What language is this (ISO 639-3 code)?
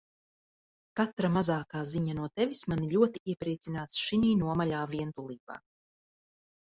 lav